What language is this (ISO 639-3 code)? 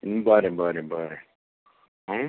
kok